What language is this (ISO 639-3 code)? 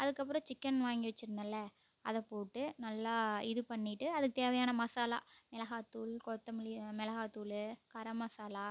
tam